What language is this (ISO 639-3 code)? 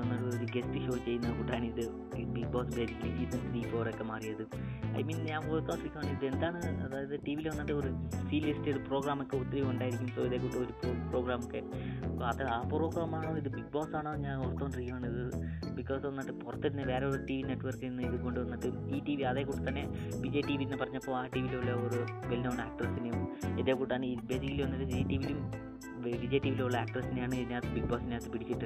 mal